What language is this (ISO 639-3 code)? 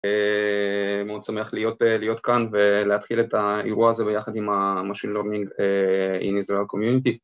heb